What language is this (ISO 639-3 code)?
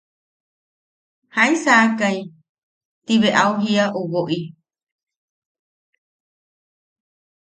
yaq